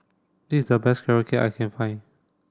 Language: English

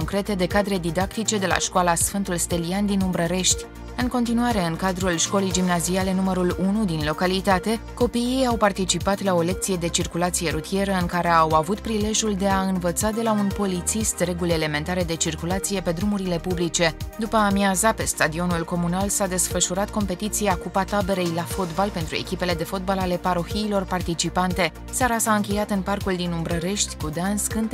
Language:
Romanian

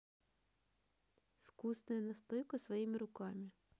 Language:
Russian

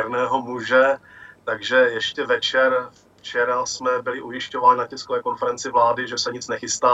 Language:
Czech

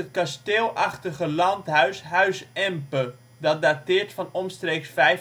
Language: Dutch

